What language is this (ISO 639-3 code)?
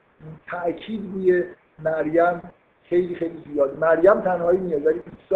fas